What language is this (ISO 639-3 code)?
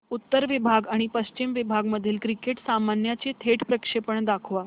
mar